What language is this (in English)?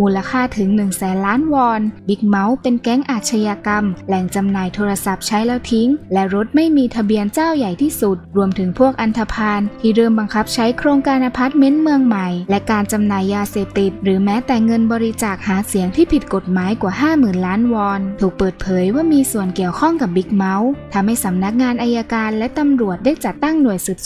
Thai